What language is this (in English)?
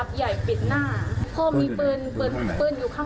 Thai